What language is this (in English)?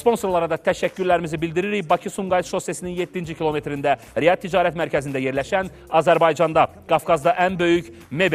Turkish